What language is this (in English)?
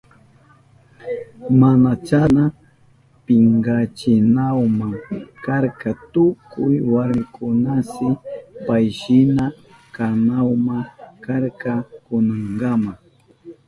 Southern Pastaza Quechua